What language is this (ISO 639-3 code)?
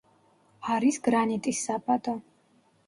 kat